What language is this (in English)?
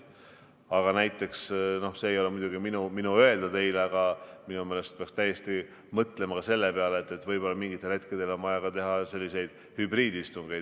Estonian